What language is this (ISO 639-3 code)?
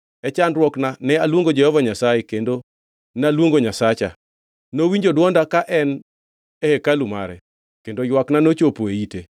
luo